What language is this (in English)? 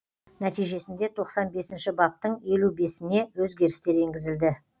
Kazakh